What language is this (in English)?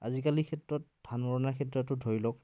Assamese